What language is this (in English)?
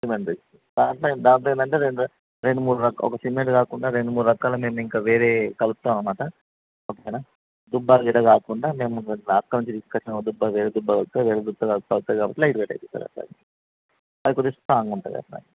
Telugu